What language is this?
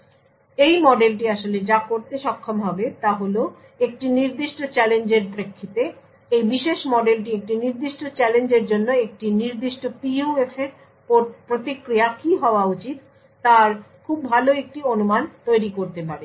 Bangla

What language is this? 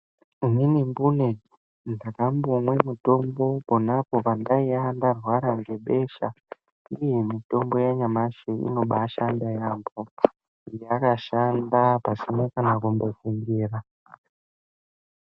Ndau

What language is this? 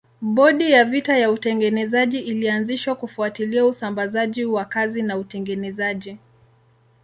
Swahili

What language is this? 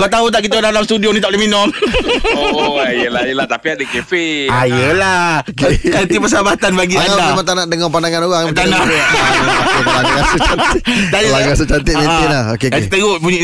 Malay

